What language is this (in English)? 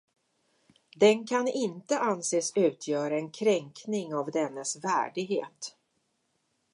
Swedish